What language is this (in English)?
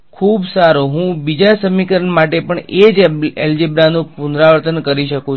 Gujarati